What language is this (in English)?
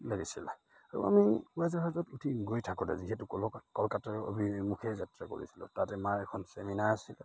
Assamese